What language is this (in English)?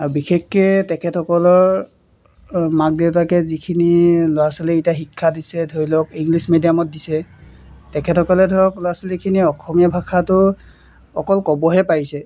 Assamese